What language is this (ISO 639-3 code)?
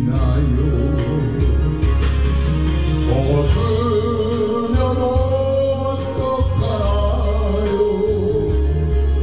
kor